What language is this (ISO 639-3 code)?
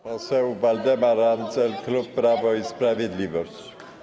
pol